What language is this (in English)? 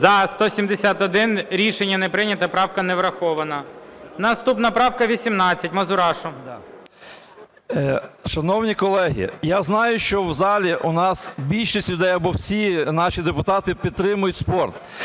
Ukrainian